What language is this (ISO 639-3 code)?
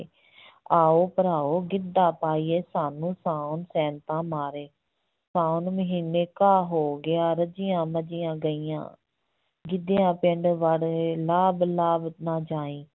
pan